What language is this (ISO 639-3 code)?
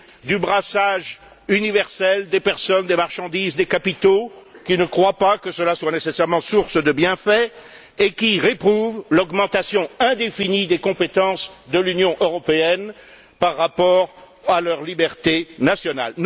fra